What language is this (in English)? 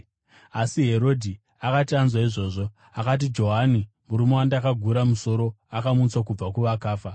Shona